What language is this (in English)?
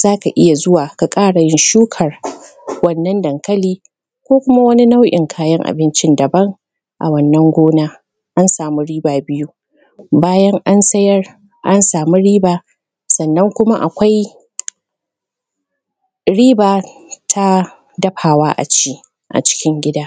Hausa